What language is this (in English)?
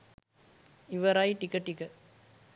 Sinhala